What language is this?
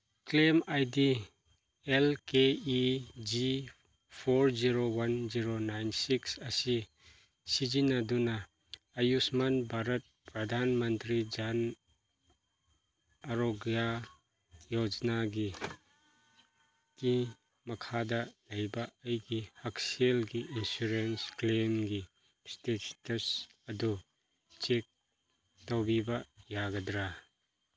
Manipuri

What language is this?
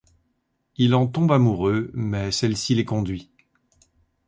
French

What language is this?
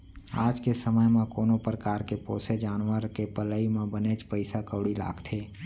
Chhattisgarhi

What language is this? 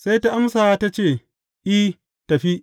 Hausa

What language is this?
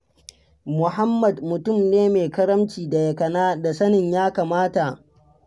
Hausa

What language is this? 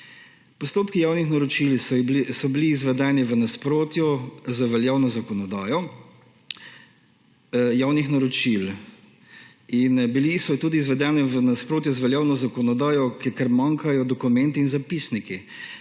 Slovenian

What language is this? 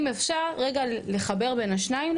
Hebrew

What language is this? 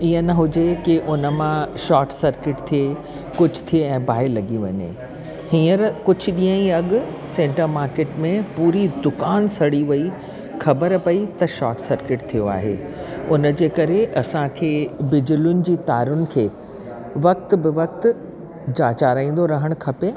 Sindhi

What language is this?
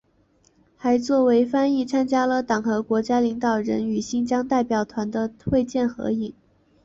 Chinese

